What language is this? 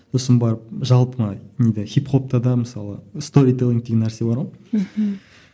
Kazakh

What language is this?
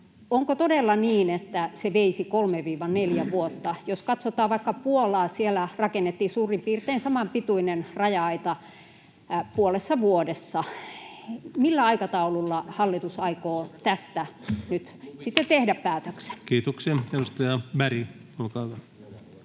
Finnish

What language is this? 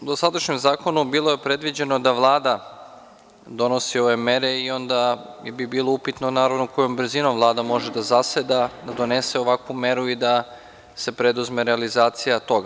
Serbian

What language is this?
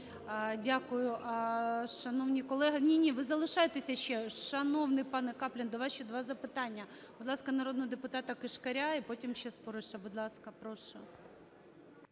Ukrainian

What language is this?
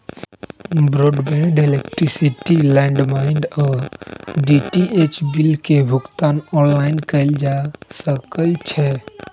Magahi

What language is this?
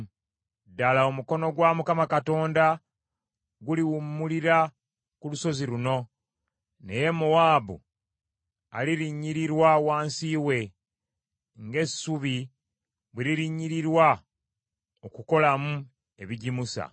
Ganda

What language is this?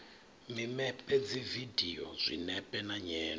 Venda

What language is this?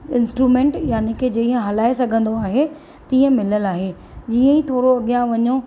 Sindhi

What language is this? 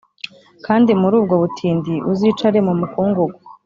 Kinyarwanda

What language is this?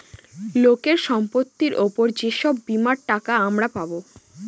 Bangla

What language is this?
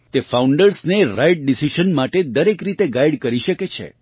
Gujarati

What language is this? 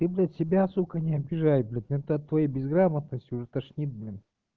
Russian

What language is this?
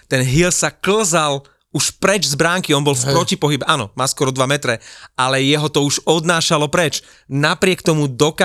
Slovak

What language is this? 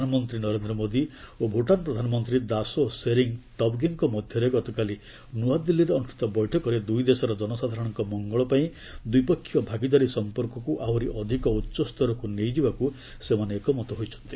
Odia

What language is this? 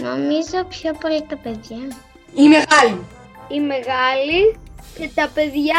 Greek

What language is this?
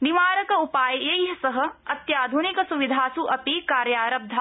Sanskrit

